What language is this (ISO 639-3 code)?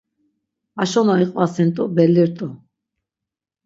lzz